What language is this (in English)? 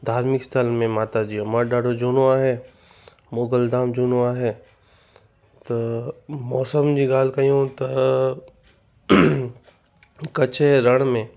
Sindhi